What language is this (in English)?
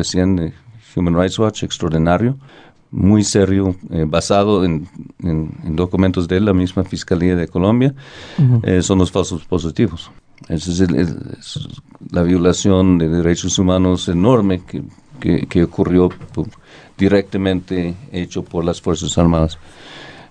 Spanish